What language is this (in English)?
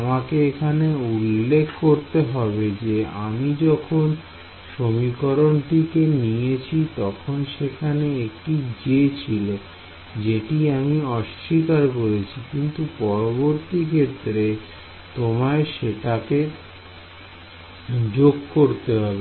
Bangla